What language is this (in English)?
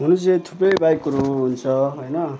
Nepali